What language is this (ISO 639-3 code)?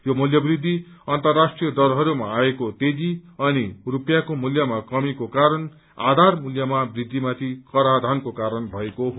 nep